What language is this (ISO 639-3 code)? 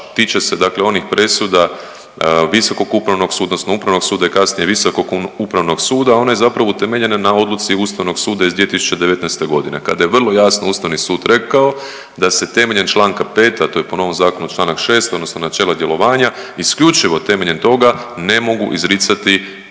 hrv